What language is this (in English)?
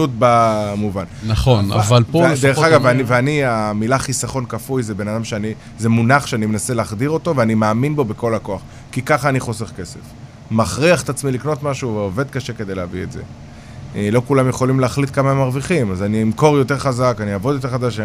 Hebrew